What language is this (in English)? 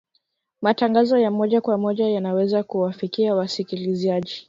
Swahili